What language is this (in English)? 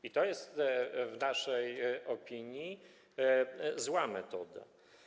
Polish